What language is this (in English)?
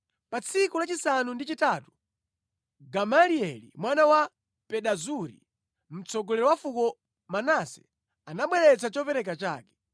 Nyanja